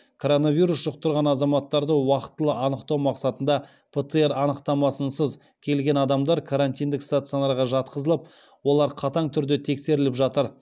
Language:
Kazakh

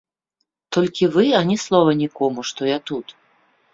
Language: Belarusian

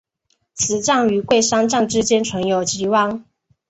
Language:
Chinese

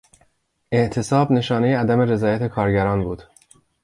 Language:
Persian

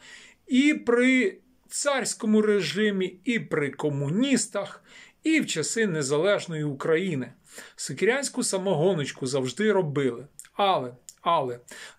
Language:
Ukrainian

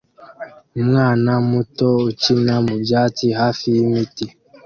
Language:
Kinyarwanda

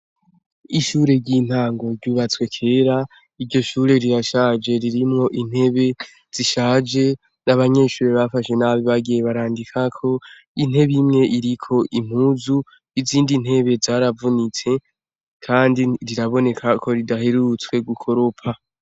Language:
Rundi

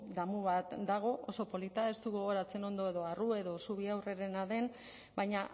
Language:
Basque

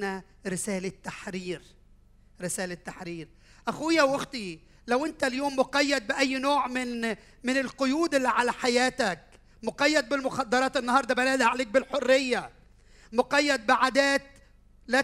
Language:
Arabic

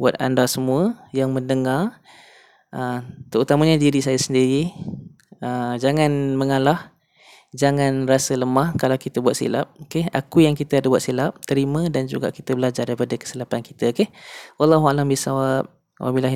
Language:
Malay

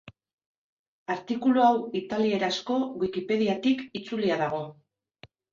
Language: Basque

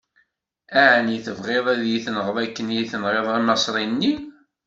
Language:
Kabyle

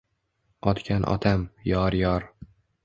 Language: Uzbek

